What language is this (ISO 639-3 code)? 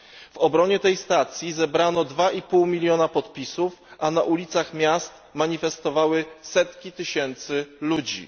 pol